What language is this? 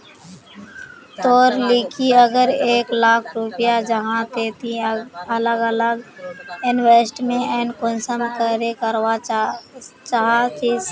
Magahi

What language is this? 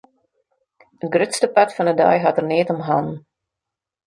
Western Frisian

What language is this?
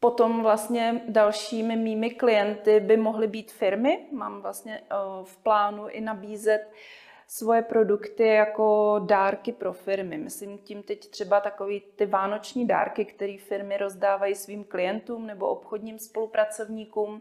Czech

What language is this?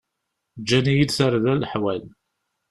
Kabyle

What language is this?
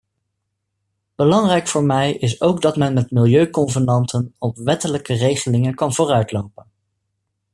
Dutch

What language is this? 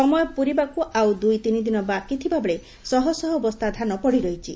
Odia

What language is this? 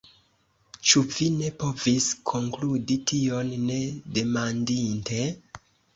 Esperanto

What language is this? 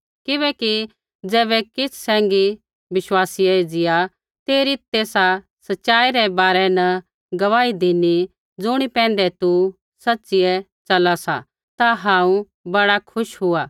Kullu Pahari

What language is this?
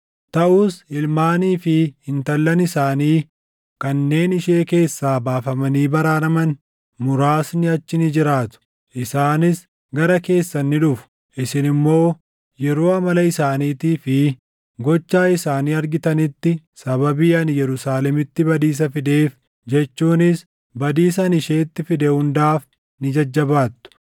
Oromo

